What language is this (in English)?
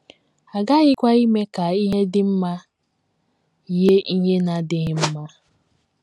Igbo